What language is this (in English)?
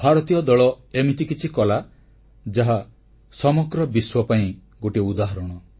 Odia